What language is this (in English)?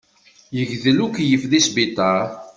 Kabyle